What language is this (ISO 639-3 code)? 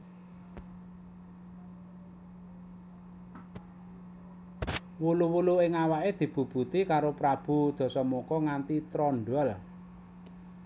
jav